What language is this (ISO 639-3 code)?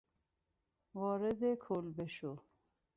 fas